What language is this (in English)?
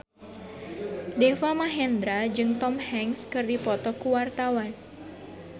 Sundanese